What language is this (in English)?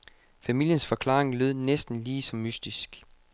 Danish